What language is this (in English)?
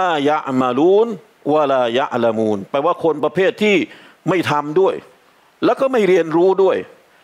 Thai